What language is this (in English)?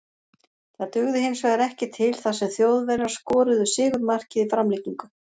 Icelandic